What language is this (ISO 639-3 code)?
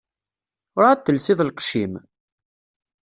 kab